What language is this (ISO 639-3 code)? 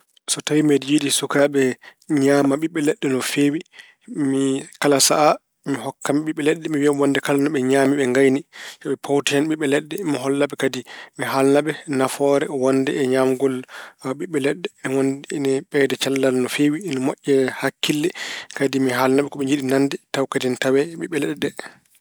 ful